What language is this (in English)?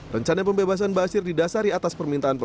Indonesian